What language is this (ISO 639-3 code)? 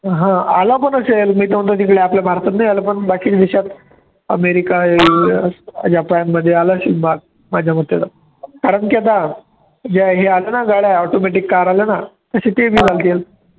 mar